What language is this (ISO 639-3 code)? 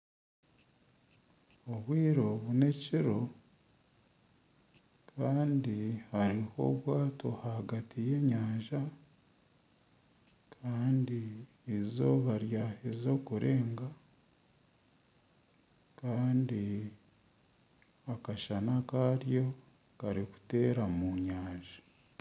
nyn